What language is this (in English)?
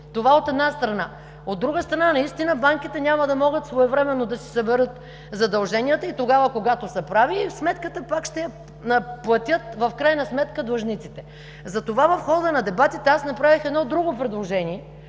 Bulgarian